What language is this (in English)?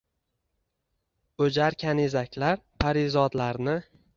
Uzbek